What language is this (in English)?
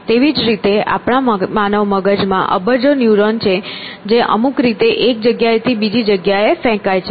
Gujarati